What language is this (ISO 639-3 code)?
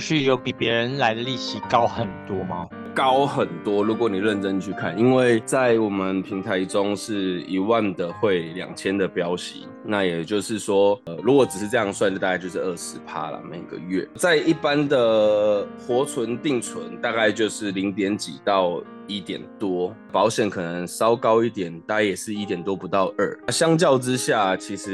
zho